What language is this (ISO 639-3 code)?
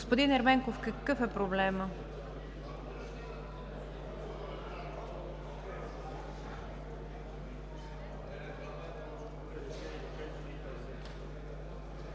bul